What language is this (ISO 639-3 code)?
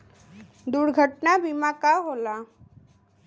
bho